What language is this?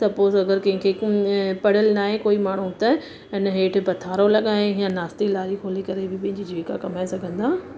Sindhi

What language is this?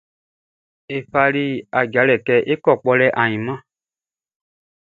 Baoulé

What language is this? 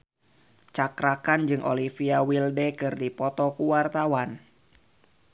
Sundanese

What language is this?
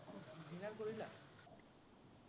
Assamese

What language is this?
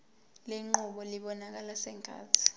Zulu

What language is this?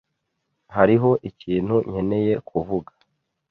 Kinyarwanda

